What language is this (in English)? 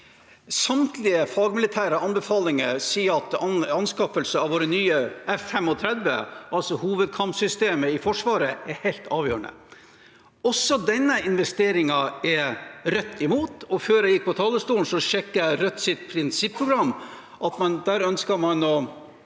Norwegian